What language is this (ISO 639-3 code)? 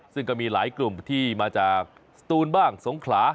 tha